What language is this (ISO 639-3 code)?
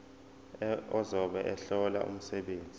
zul